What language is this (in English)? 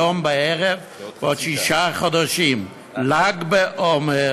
Hebrew